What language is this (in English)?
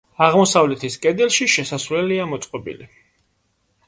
Georgian